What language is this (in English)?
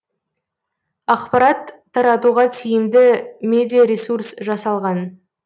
Kazakh